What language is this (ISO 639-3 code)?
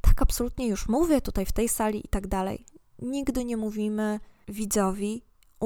pol